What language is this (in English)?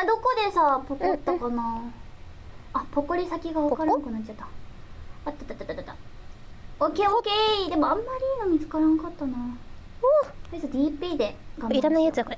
Japanese